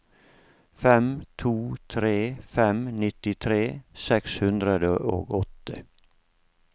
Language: Norwegian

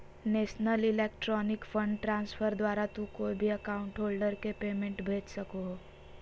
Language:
Magahi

